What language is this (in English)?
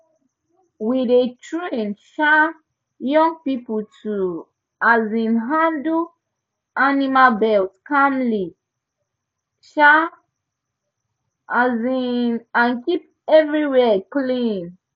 Nigerian Pidgin